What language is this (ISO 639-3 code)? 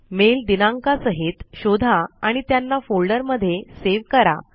mar